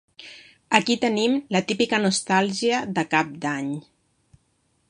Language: Catalan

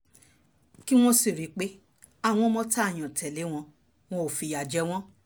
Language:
Yoruba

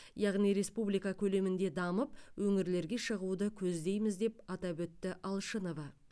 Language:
Kazakh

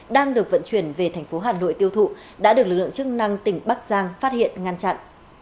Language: Vietnamese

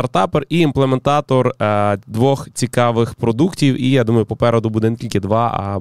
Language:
Ukrainian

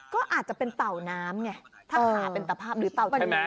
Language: Thai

